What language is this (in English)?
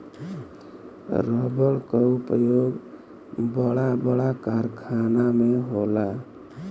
Bhojpuri